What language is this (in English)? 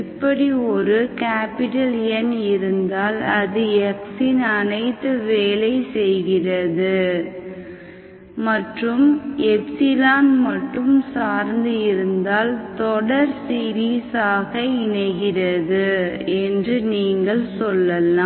Tamil